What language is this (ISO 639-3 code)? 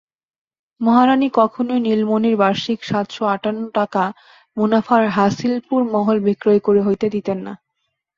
ben